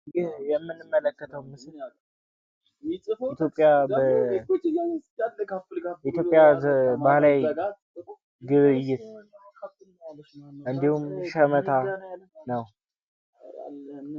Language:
Amharic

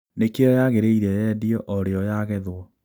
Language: Kikuyu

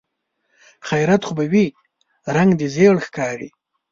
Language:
Pashto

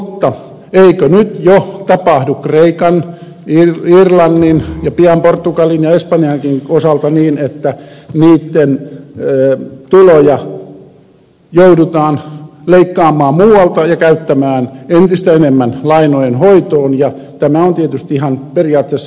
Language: Finnish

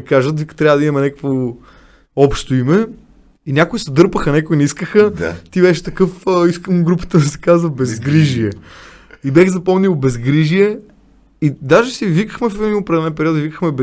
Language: Bulgarian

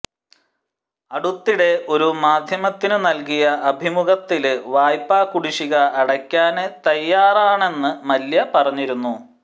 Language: Malayalam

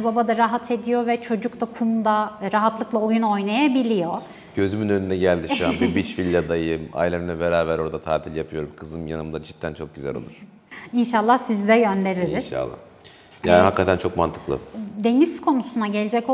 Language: Turkish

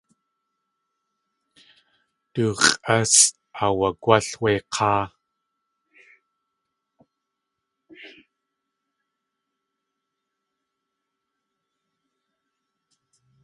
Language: Tlingit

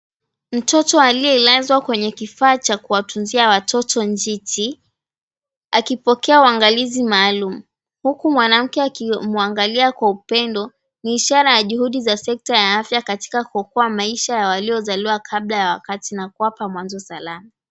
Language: Swahili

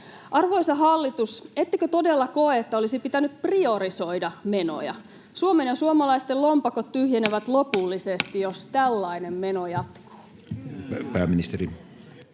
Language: Finnish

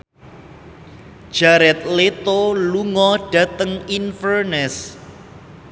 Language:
Javanese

